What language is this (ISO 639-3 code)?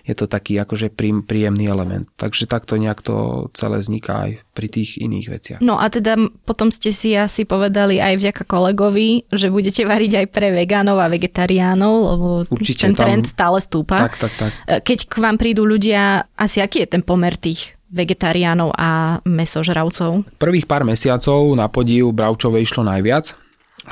slk